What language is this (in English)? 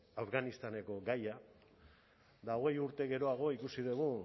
Basque